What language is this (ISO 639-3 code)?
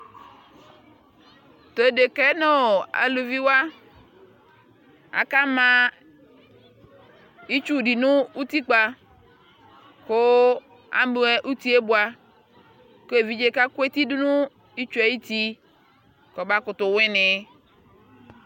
kpo